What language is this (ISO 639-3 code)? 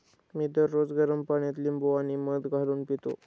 mar